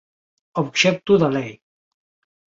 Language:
Galician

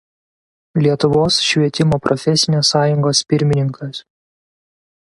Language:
Lithuanian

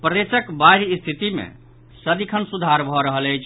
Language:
Maithili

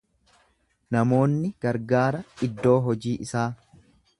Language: Oromo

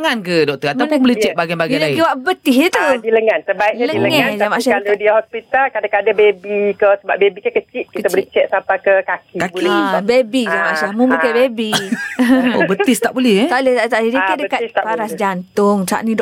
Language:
Malay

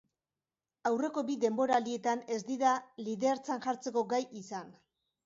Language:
Basque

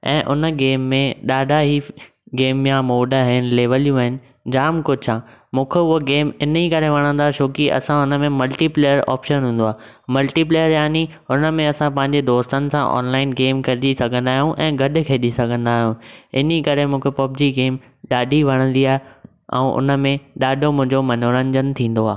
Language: Sindhi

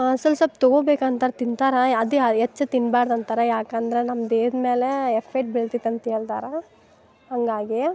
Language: Kannada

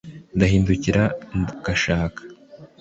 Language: Kinyarwanda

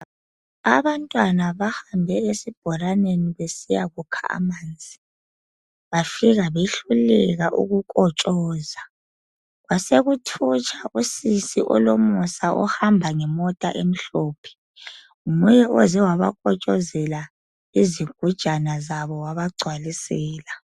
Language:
North Ndebele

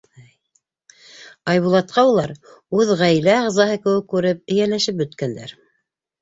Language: Bashkir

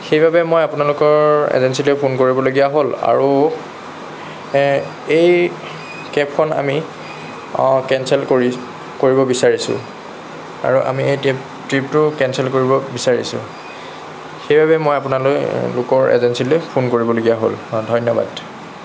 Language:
Assamese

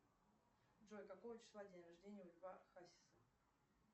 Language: Russian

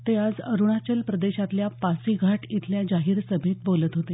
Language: Marathi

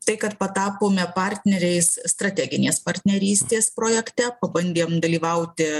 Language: Lithuanian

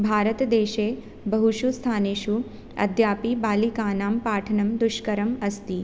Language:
Sanskrit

